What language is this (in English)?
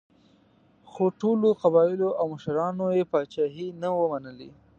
Pashto